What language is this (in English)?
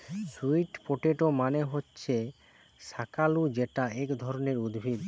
Bangla